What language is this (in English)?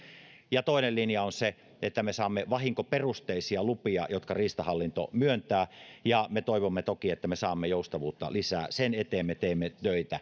Finnish